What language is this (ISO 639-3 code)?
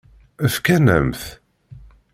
kab